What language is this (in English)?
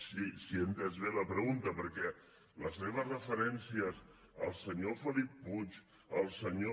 Catalan